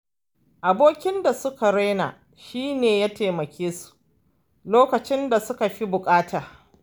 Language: Hausa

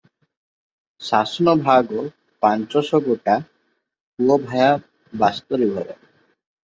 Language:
Odia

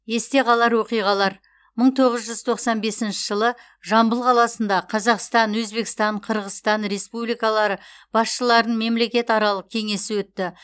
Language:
Kazakh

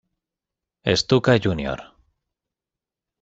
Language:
Spanish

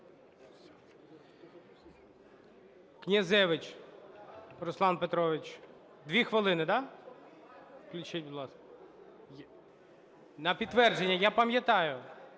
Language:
Ukrainian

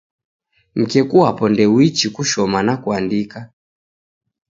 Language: Taita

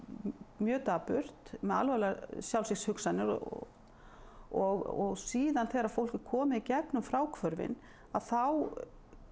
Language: Icelandic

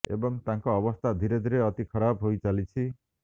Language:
Odia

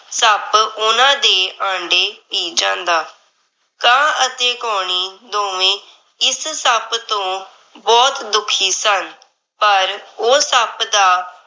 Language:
Punjabi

